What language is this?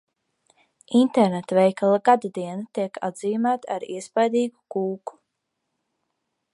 Latvian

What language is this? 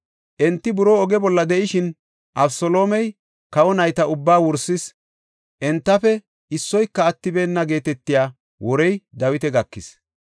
Gofa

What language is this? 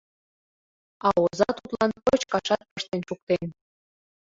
Mari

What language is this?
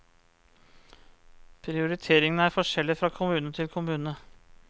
Norwegian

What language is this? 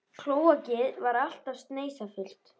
Icelandic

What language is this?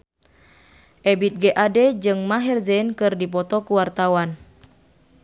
Sundanese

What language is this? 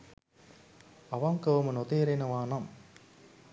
Sinhala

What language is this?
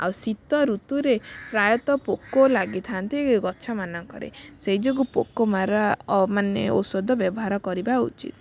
Odia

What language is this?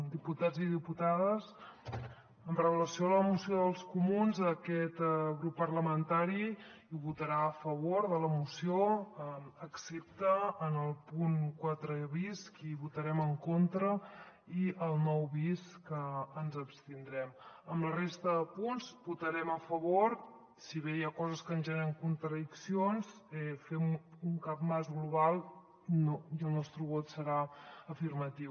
Catalan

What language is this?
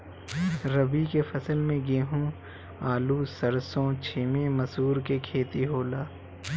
Bhojpuri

